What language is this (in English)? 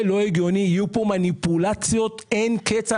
Hebrew